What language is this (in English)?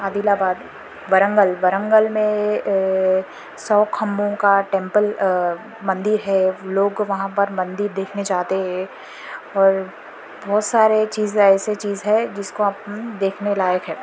Urdu